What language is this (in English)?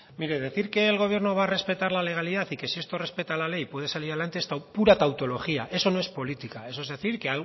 Spanish